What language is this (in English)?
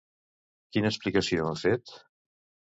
Catalan